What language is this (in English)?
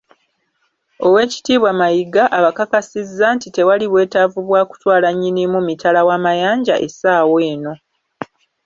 Ganda